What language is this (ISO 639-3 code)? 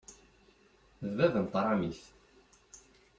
kab